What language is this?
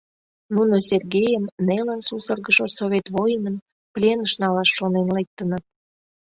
Mari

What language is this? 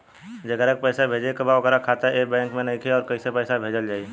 Bhojpuri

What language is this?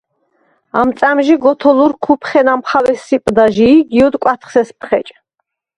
Svan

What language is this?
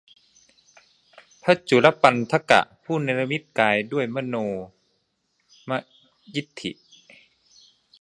Thai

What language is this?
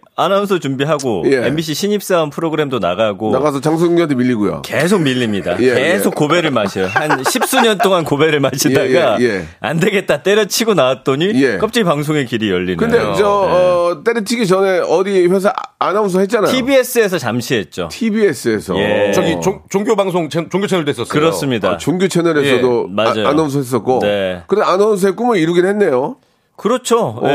Korean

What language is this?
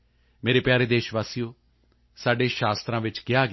Punjabi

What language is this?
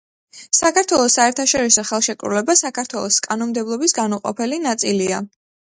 Georgian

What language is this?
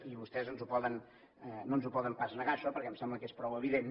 Catalan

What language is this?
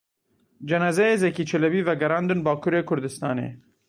Kurdish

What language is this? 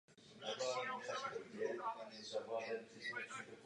Czech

